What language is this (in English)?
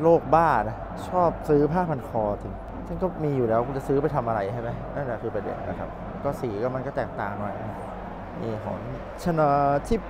Thai